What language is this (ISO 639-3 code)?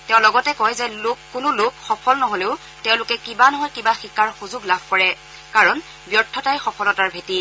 asm